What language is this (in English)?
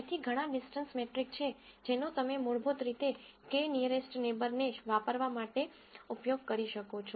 Gujarati